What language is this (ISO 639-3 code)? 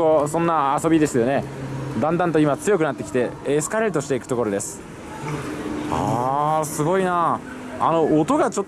jpn